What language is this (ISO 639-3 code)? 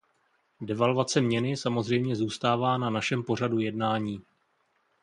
ces